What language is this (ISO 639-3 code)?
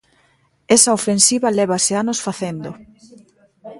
glg